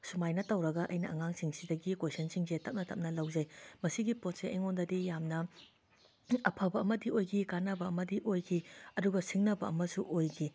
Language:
Manipuri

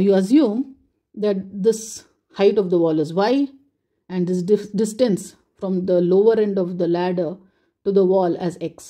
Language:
English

